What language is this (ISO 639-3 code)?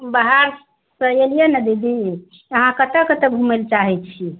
mai